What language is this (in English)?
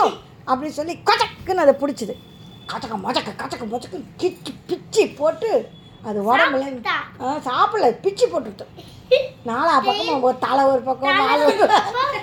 Tamil